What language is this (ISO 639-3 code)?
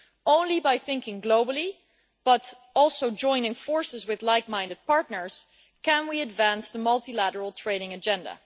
eng